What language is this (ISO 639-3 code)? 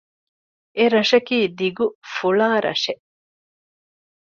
div